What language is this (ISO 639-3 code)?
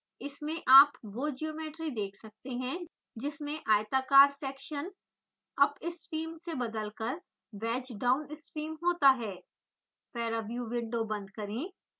hin